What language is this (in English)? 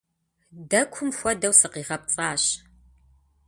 Kabardian